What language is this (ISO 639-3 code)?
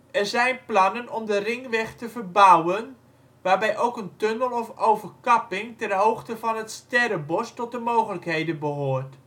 nld